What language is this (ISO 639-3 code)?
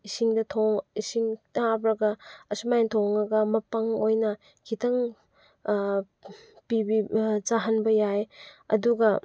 mni